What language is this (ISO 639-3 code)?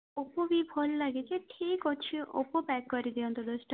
ori